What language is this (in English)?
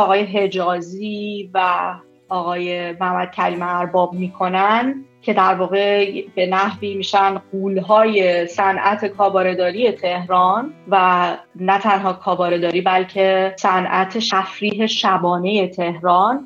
Persian